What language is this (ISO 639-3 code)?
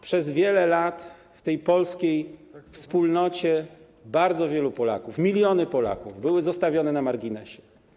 pol